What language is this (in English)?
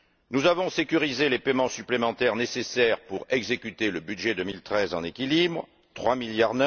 French